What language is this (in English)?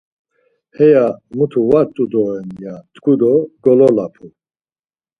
Laz